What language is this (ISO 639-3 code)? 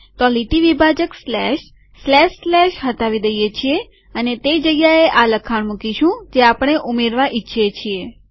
guj